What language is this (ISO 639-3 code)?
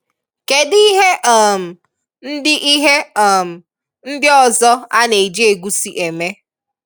ibo